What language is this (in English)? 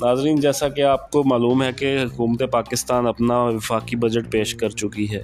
Urdu